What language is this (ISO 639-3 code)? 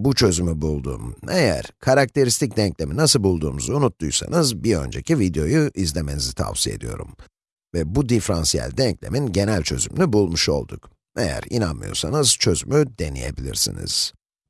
tur